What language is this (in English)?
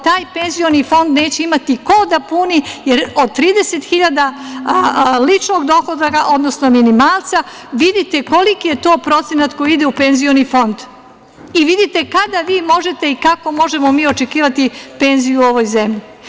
Serbian